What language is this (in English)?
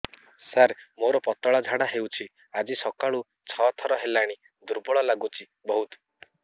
Odia